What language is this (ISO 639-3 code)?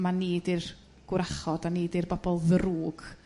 cym